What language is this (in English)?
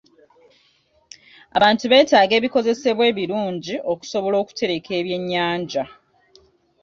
Ganda